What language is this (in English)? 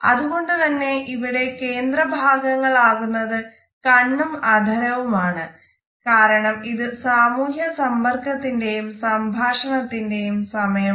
Malayalam